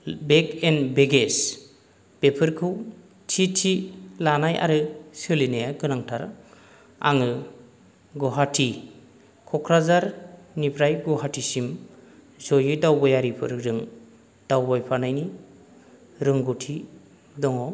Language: Bodo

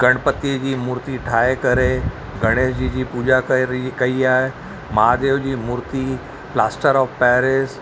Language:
Sindhi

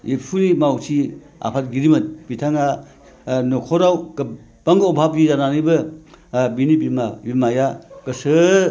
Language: Bodo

